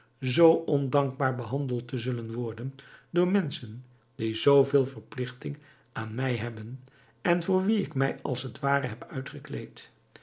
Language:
Dutch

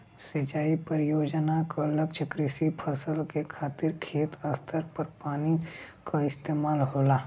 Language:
Bhojpuri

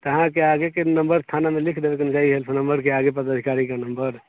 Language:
Maithili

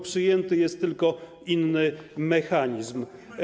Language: Polish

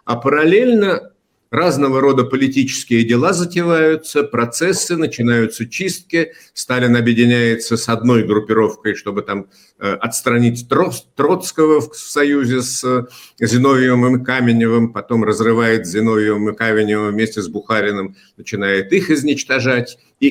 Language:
Russian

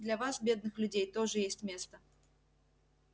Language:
Russian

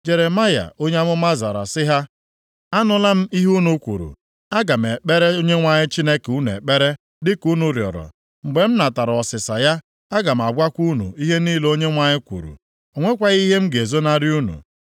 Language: Igbo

